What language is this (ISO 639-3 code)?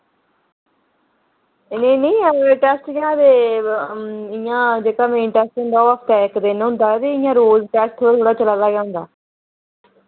doi